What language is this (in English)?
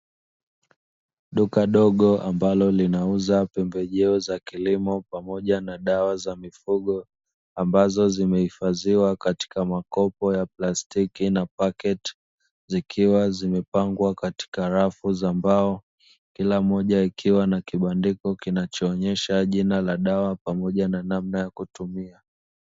Swahili